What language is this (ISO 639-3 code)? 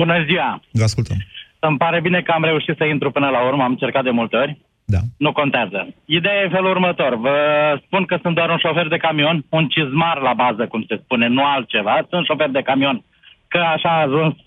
ron